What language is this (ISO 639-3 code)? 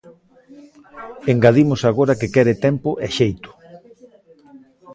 glg